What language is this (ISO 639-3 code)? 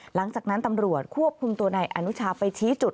tha